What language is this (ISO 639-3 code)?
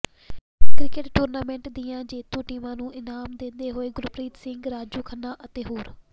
pan